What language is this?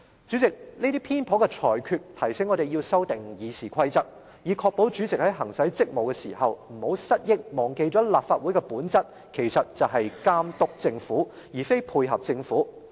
Cantonese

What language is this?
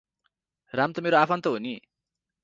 Nepali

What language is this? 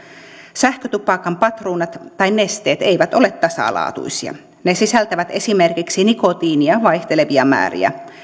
Finnish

